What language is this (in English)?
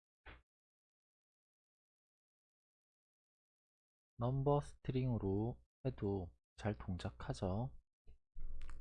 Korean